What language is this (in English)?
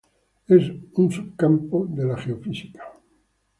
Spanish